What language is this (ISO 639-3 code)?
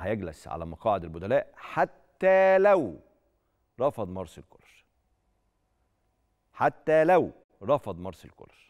ara